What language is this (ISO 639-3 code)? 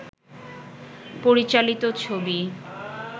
ben